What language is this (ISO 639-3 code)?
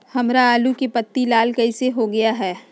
mag